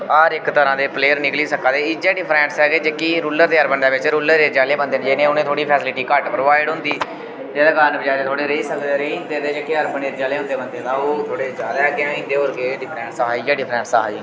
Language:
Dogri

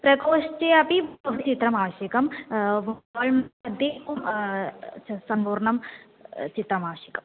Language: Sanskrit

